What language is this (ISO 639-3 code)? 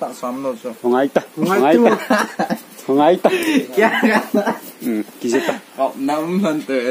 tha